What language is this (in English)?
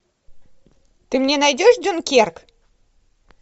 Russian